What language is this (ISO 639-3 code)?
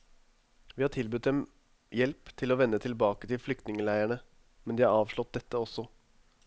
nor